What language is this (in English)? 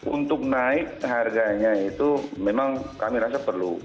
Indonesian